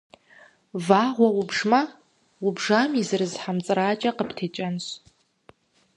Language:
Kabardian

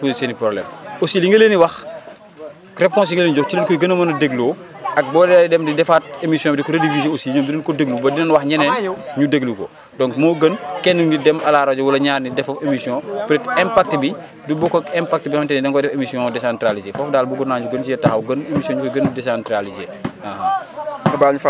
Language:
Wolof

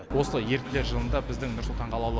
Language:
Kazakh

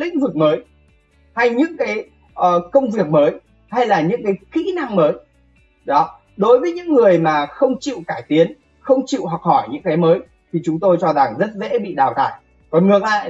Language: Vietnamese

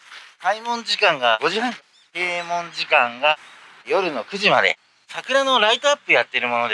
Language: Japanese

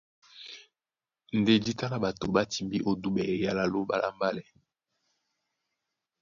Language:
Duala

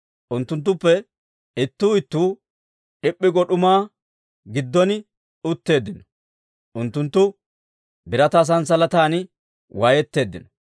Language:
Dawro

